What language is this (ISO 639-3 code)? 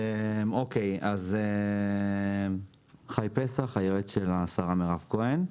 heb